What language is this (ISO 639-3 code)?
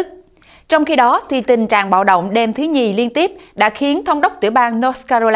vie